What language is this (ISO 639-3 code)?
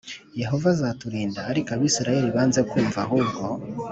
kin